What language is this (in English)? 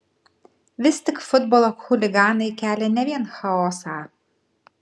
Lithuanian